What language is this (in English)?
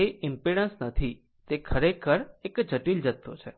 Gujarati